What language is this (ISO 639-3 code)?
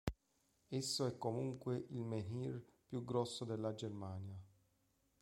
ita